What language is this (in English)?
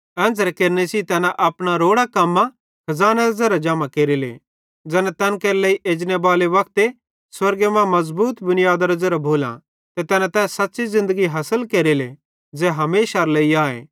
Bhadrawahi